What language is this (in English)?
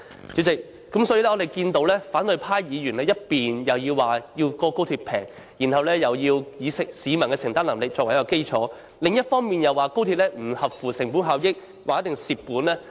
Cantonese